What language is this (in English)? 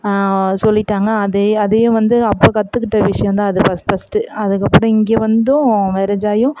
Tamil